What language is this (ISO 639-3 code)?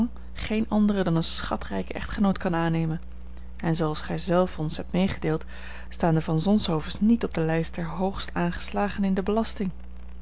nld